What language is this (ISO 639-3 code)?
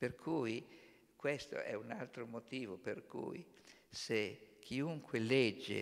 ita